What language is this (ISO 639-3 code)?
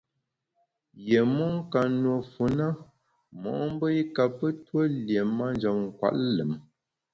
bax